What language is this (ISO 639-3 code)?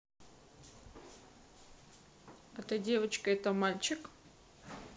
rus